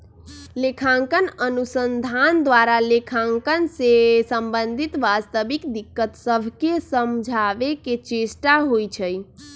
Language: Magahi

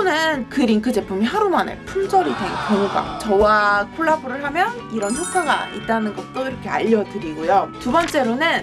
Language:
Korean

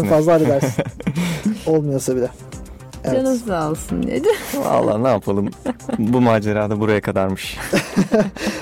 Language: Turkish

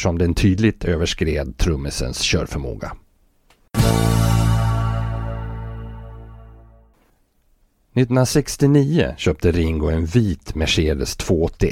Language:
Swedish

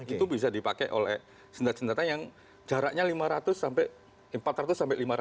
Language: Indonesian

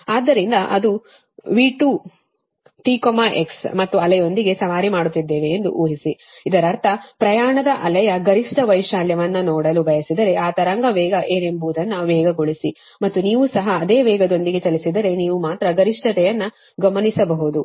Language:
Kannada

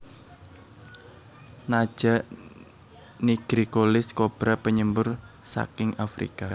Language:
Javanese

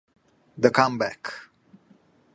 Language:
Italian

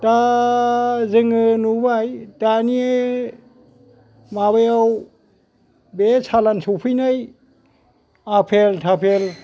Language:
Bodo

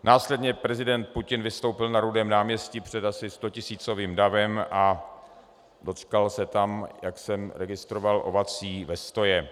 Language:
Czech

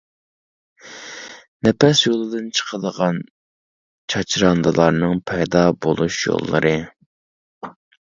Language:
Uyghur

